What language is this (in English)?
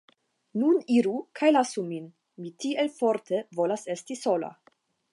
Esperanto